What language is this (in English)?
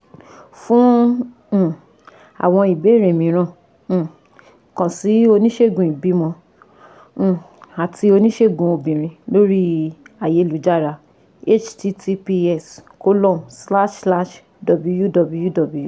Yoruba